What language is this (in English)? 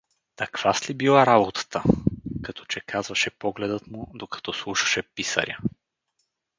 Bulgarian